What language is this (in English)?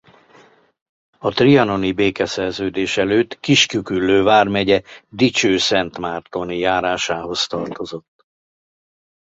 Hungarian